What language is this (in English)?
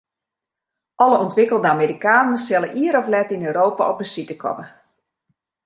Western Frisian